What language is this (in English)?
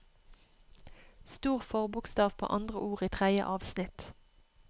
Norwegian